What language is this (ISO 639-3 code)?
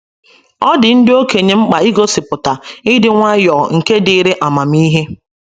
ibo